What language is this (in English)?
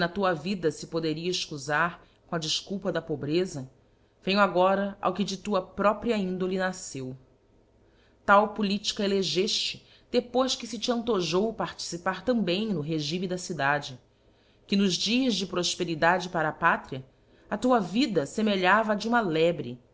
Portuguese